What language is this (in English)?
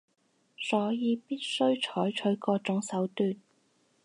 Cantonese